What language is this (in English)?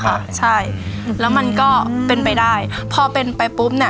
Thai